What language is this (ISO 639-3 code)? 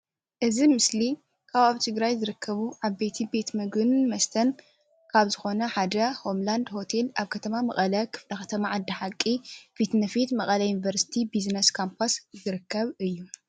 tir